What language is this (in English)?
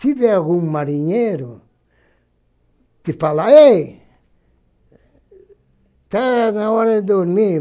Portuguese